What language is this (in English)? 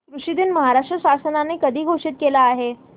Marathi